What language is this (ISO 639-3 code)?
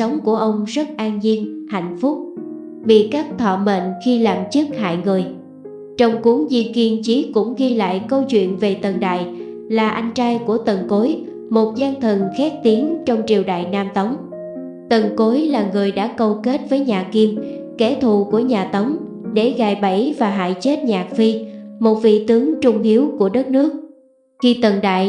vie